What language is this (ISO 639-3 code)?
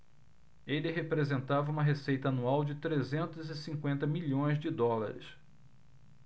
por